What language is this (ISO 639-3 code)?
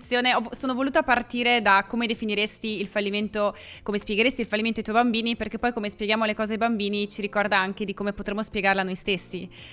ita